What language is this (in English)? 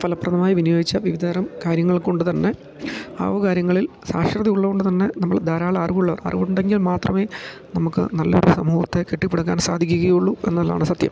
Malayalam